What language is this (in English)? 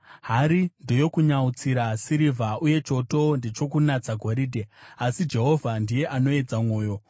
Shona